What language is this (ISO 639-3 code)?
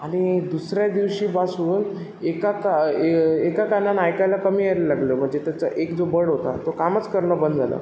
mar